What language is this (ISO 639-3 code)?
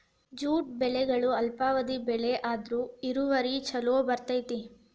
kan